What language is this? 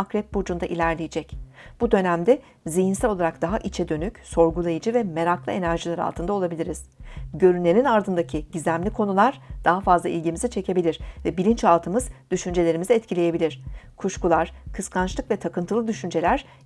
Turkish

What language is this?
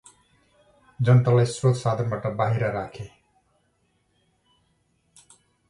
Nepali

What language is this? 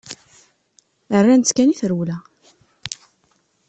Kabyle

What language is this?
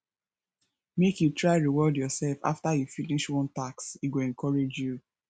Nigerian Pidgin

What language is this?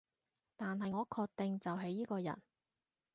Cantonese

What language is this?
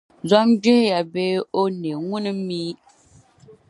Dagbani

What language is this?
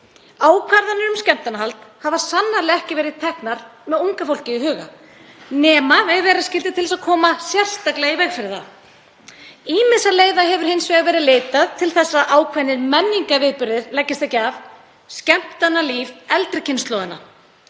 Icelandic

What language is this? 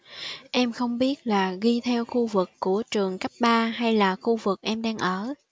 Vietnamese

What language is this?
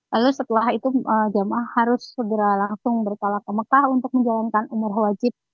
Indonesian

